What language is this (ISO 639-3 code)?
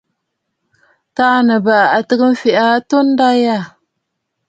bfd